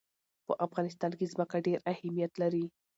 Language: Pashto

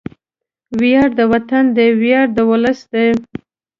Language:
Pashto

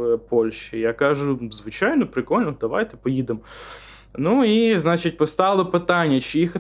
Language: Ukrainian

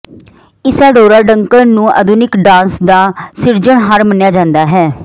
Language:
Punjabi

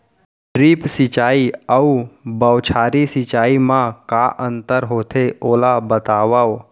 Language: Chhattisgarhi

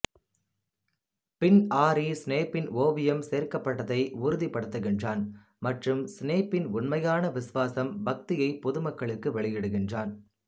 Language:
Tamil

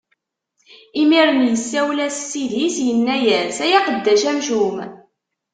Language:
Kabyle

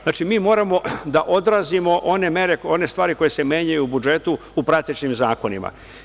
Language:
Serbian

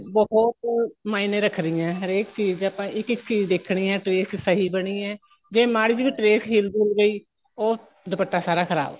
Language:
Punjabi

